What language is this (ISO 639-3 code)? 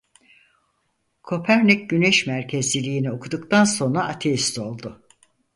tur